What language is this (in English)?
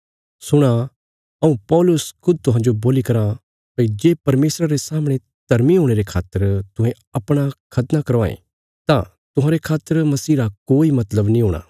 Bilaspuri